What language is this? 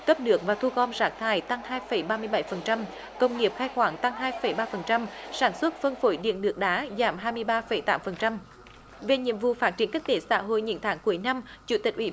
Vietnamese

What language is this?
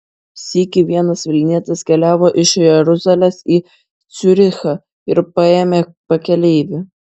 Lithuanian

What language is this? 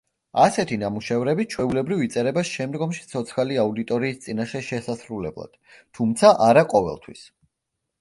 Georgian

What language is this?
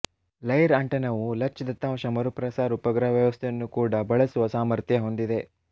Kannada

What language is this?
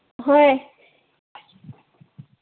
Manipuri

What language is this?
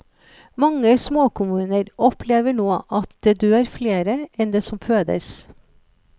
Norwegian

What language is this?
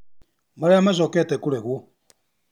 Kikuyu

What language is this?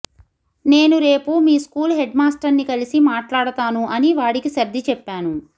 Telugu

